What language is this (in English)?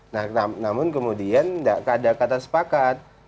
Indonesian